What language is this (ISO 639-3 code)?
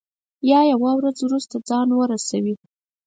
pus